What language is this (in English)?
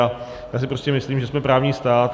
Czech